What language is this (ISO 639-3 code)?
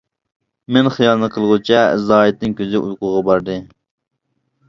uig